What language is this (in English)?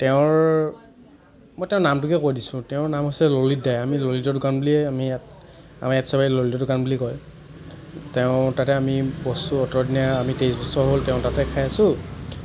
Assamese